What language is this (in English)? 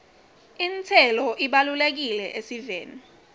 Swati